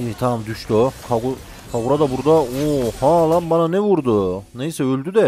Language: Turkish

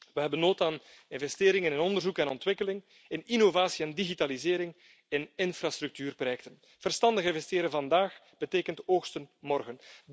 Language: Dutch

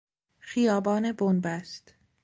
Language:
Persian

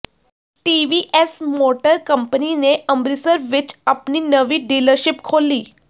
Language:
Punjabi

